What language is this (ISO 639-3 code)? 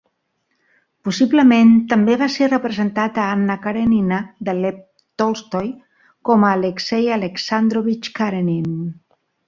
cat